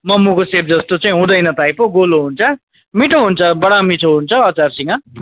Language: Nepali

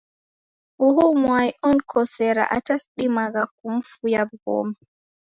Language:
Taita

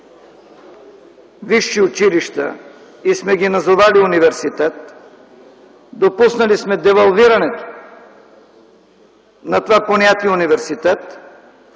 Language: Bulgarian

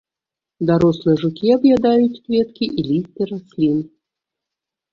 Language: Belarusian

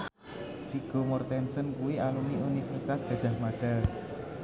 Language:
Javanese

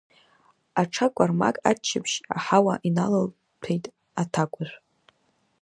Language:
Abkhazian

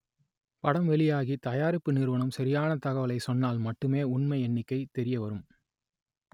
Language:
Tamil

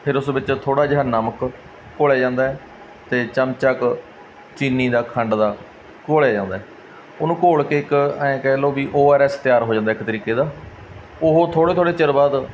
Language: Punjabi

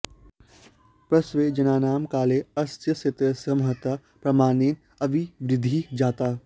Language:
Sanskrit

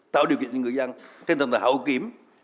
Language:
Vietnamese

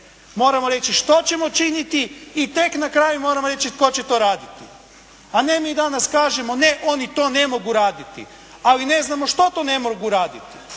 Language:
Croatian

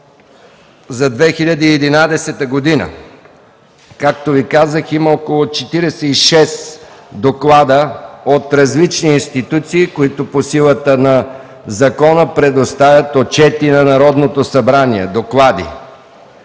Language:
Bulgarian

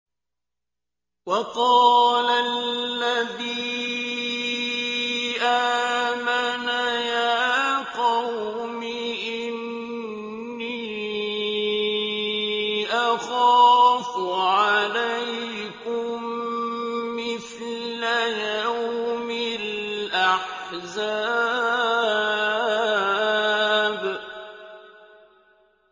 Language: Arabic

